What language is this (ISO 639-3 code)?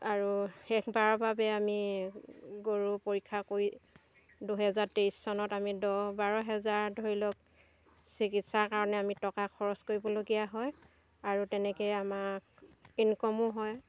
asm